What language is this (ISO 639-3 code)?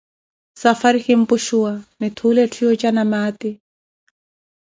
eko